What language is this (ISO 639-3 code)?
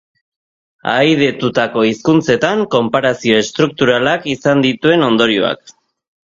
eus